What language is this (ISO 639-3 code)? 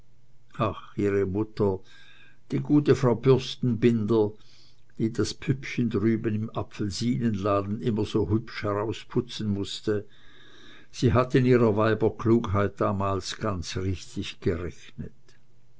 deu